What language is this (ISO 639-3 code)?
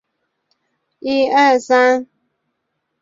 zho